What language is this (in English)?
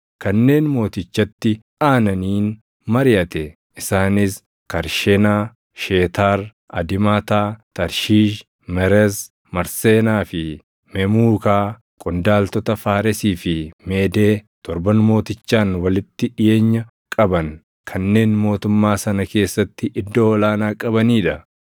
Oromo